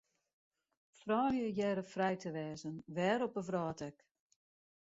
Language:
Western Frisian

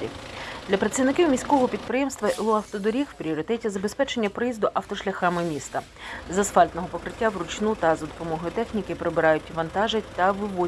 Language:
Ukrainian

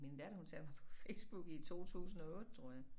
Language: Danish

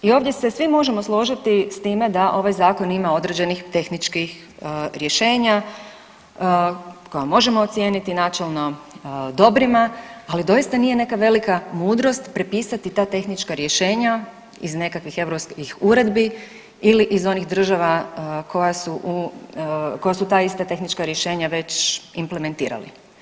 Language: Croatian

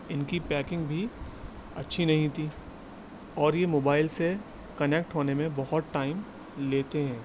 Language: Urdu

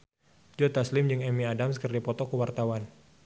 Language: Sundanese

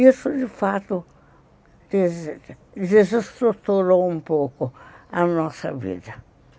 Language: Portuguese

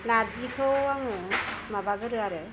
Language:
Bodo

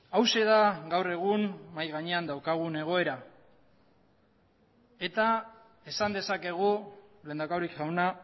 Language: Basque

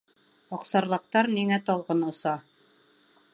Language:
Bashkir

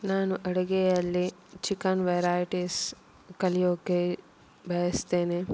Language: Kannada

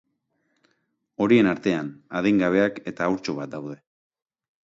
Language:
Basque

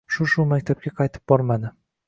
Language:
Uzbek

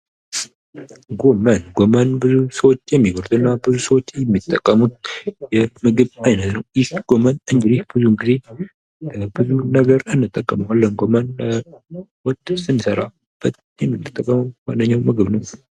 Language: Amharic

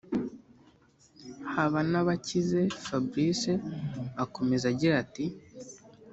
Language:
Kinyarwanda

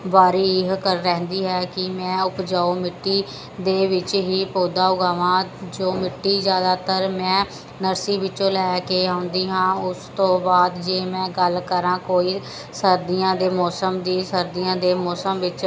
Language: Punjabi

